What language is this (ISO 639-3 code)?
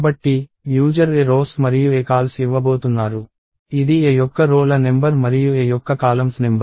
tel